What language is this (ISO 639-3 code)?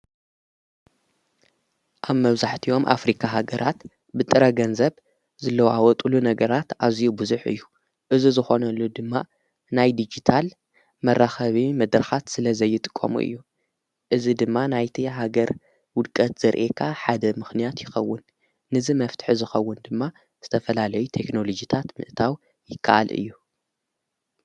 tir